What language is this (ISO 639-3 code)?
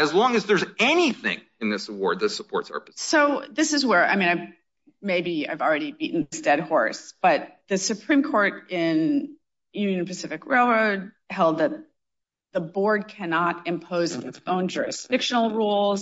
eng